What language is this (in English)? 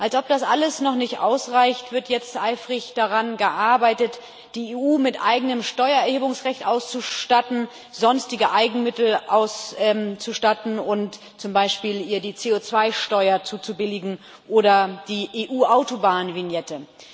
German